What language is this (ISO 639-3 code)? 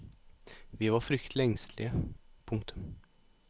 nor